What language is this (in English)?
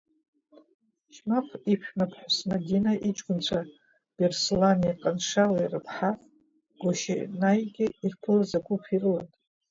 Abkhazian